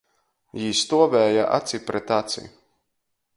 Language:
Latgalian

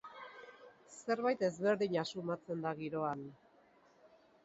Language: Basque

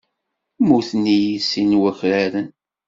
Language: Kabyle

